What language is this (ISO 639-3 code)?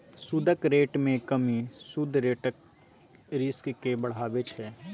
mai